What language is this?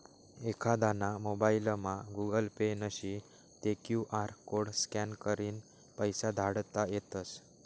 Marathi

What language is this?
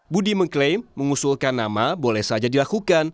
Indonesian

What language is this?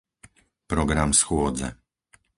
Slovak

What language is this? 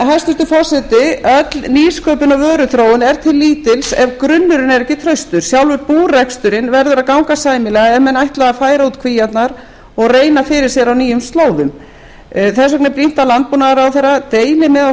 Icelandic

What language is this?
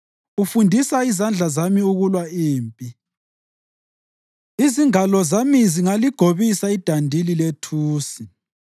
North Ndebele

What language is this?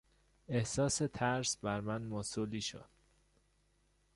Persian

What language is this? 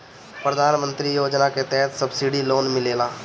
Bhojpuri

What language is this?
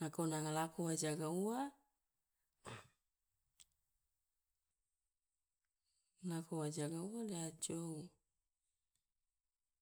Loloda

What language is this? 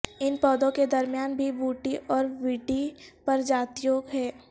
Urdu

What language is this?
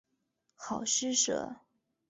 Chinese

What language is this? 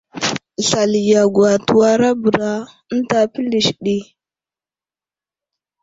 Wuzlam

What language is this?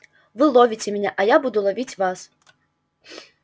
Russian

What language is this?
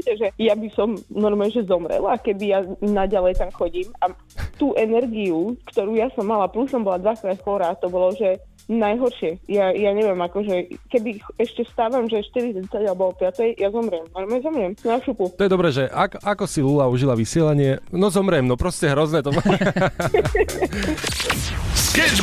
Slovak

